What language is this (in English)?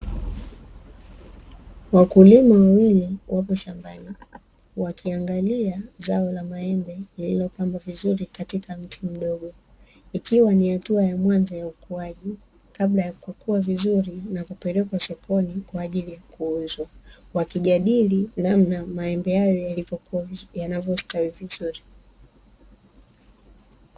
Swahili